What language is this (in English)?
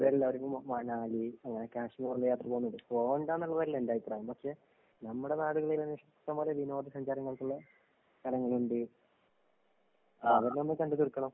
Malayalam